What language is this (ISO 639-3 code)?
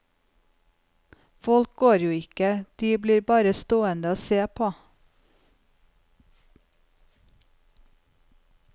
nor